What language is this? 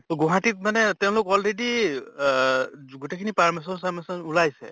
Assamese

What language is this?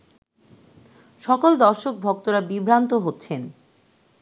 Bangla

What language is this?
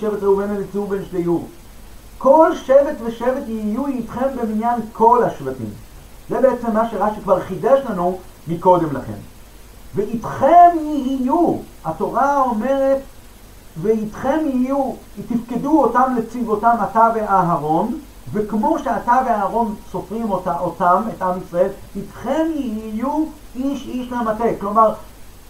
Hebrew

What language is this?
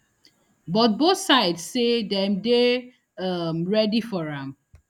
Nigerian Pidgin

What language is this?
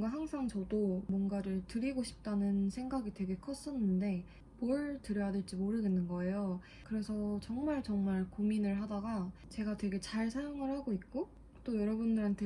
Korean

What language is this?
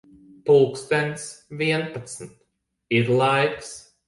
Latvian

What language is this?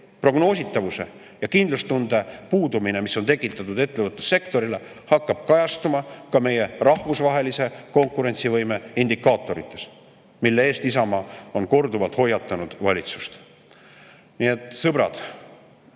Estonian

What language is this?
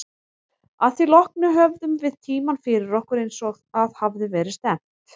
Icelandic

